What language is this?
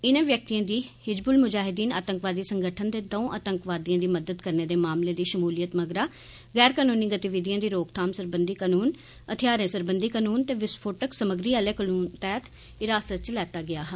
Dogri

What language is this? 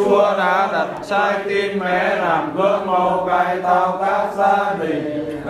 Vietnamese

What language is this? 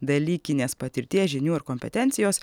Lithuanian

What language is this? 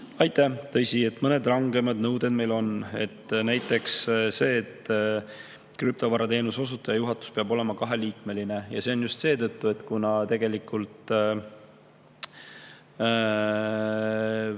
Estonian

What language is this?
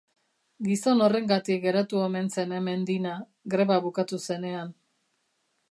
Basque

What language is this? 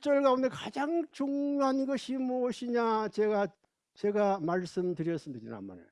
Korean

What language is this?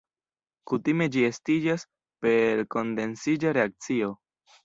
Esperanto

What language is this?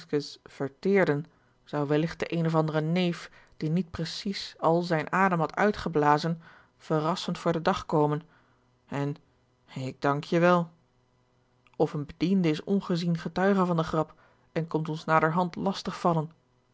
Dutch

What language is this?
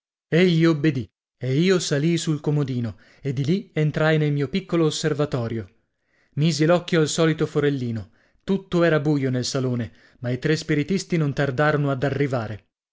Italian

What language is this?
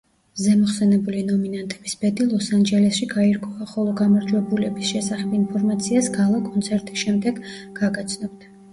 Georgian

